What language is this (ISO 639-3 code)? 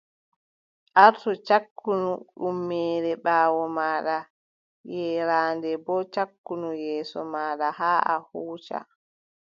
fub